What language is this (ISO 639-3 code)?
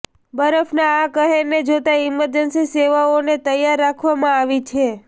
guj